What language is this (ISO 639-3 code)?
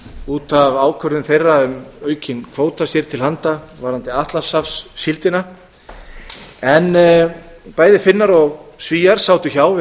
isl